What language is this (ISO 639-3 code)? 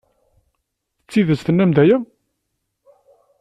kab